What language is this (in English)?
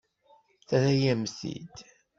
Kabyle